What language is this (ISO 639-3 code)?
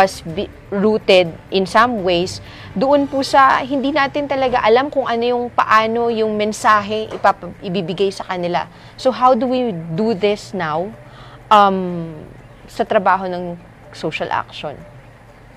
fil